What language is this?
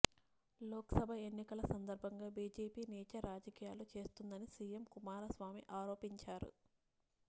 Telugu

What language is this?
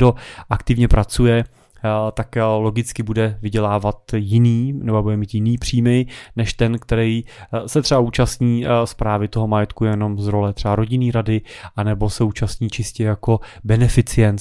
Czech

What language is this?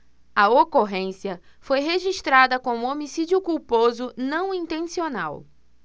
Portuguese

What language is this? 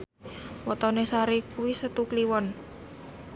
Javanese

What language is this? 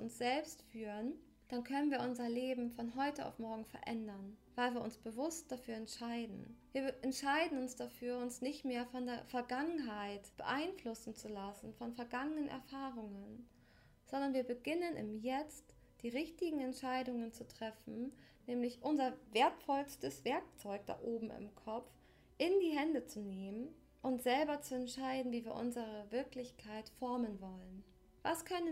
German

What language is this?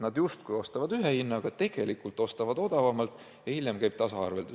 Estonian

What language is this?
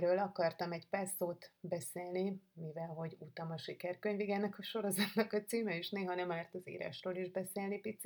Hungarian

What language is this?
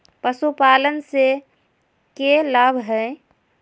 Magahi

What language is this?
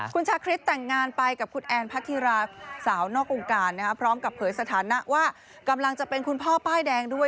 Thai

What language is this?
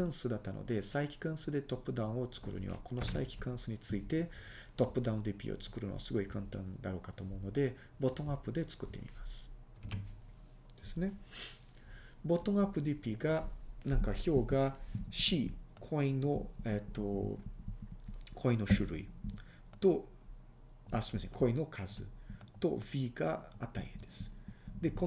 Japanese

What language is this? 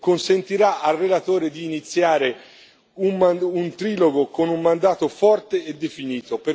Italian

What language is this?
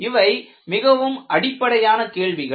Tamil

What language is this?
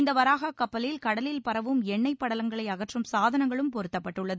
Tamil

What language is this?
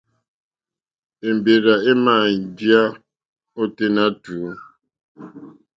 Mokpwe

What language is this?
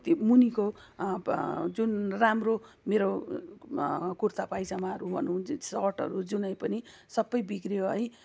Nepali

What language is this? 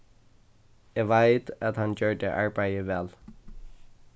Faroese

